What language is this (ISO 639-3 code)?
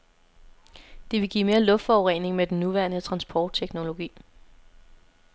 dan